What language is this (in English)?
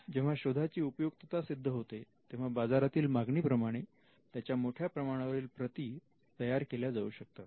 Marathi